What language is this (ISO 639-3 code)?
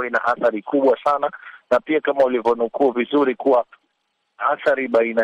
swa